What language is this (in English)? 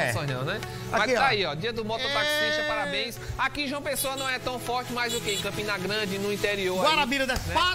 Portuguese